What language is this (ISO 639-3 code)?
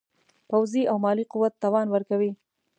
pus